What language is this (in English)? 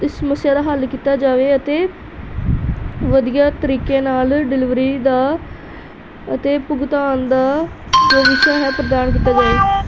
Punjabi